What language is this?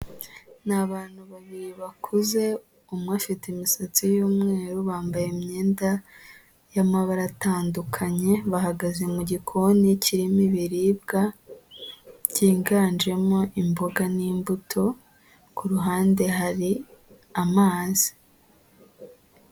Kinyarwanda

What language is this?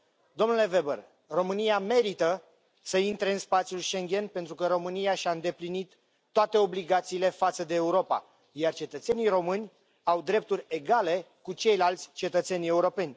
Romanian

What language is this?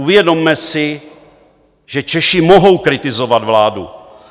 Czech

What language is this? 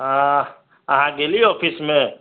Maithili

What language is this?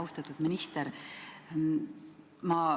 Estonian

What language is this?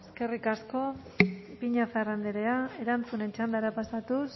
Basque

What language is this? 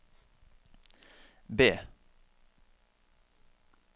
Norwegian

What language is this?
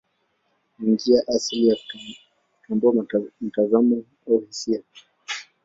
Swahili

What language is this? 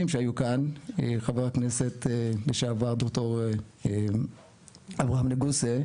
Hebrew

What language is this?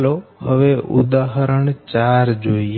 Gujarati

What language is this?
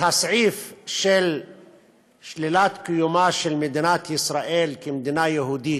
Hebrew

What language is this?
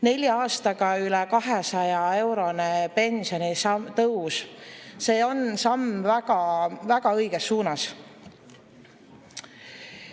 Estonian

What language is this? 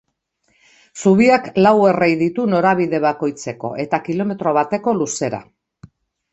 Basque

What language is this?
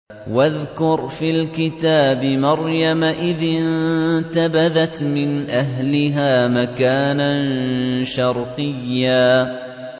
Arabic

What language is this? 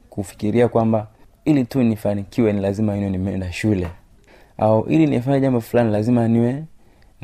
Swahili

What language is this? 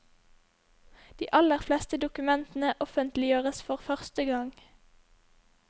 Norwegian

